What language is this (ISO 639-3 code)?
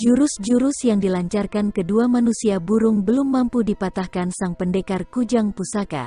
ind